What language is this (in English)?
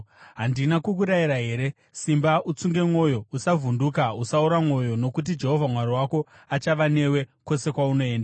Shona